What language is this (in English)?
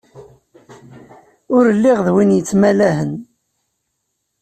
Kabyle